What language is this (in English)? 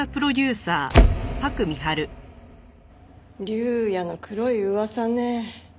Japanese